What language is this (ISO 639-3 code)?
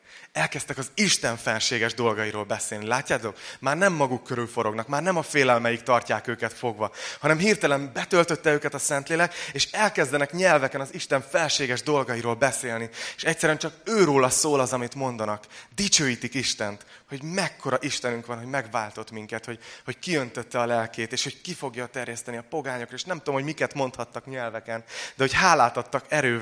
hun